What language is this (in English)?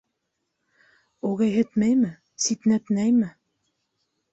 Bashkir